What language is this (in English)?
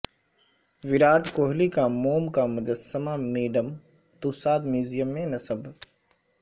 Urdu